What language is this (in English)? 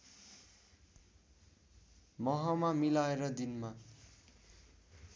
Nepali